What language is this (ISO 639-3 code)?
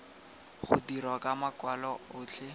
tsn